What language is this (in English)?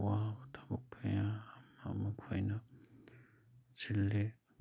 Manipuri